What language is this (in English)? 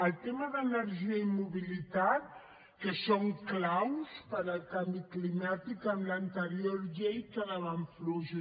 Catalan